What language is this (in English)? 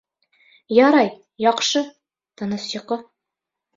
Bashkir